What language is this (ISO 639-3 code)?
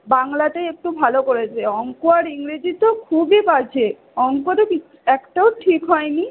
ben